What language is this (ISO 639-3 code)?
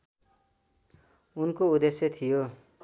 nep